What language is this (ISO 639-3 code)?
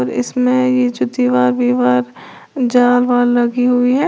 hin